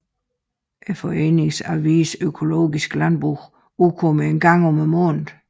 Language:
Danish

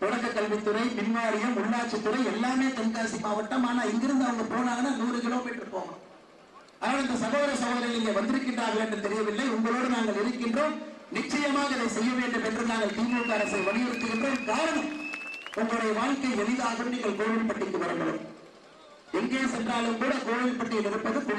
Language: Romanian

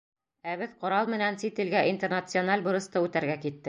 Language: Bashkir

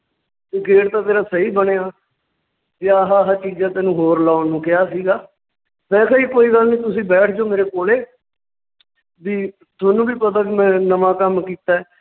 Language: Punjabi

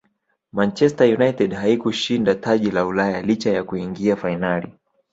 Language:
Swahili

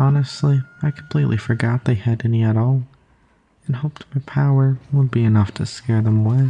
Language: English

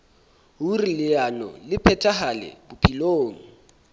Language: Southern Sotho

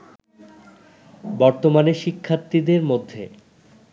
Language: Bangla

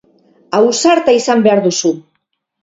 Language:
Basque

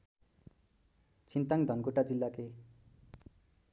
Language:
Nepali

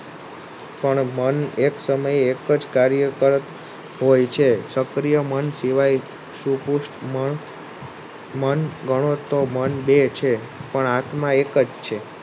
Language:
Gujarati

